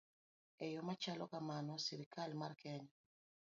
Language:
Luo (Kenya and Tanzania)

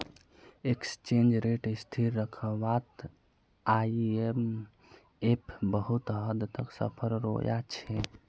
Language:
Magahi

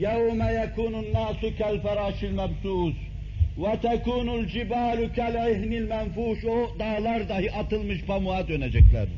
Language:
Turkish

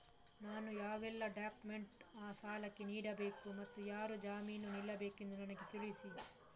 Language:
Kannada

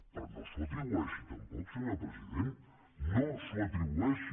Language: Catalan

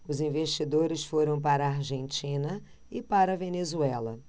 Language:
Portuguese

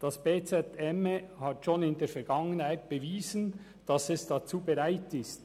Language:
Swiss German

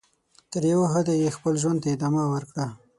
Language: Pashto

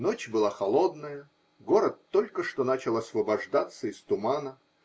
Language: Russian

